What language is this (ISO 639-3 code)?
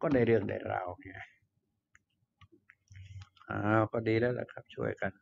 tha